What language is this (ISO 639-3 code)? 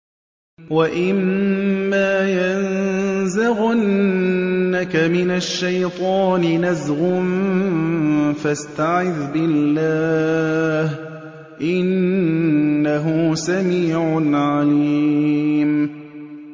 ara